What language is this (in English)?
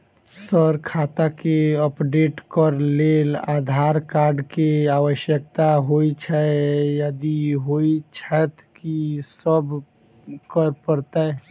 Maithili